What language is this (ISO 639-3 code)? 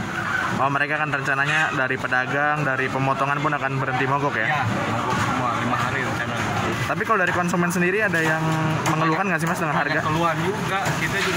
ind